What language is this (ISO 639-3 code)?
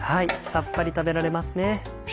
jpn